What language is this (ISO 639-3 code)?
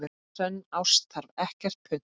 isl